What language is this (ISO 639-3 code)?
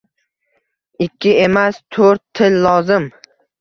uzb